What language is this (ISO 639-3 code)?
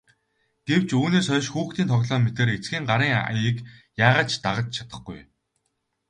mon